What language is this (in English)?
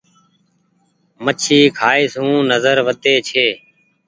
Goaria